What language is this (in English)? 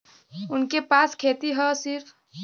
Bhojpuri